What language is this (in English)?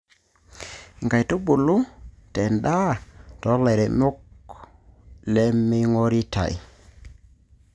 Masai